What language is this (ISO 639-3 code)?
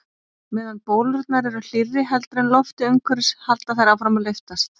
isl